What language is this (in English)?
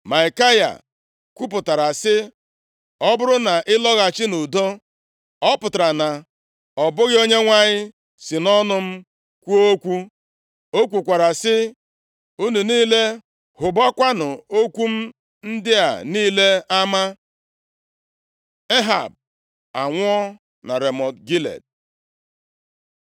Igbo